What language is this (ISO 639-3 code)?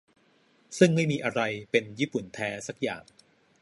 tha